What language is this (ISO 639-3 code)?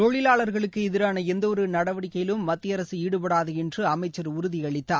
tam